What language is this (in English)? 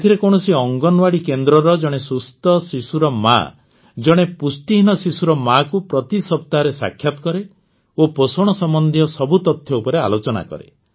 Odia